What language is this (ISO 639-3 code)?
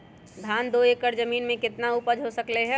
mag